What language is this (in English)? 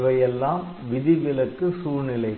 Tamil